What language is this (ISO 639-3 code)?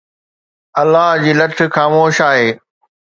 snd